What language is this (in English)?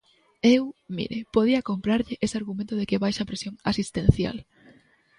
Galician